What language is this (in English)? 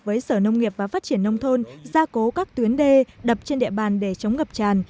Vietnamese